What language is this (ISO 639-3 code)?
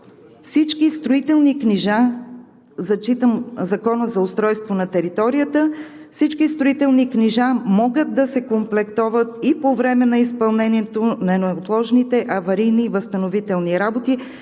bul